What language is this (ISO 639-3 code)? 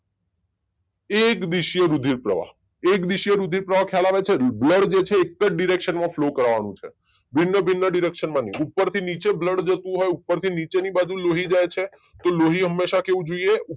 guj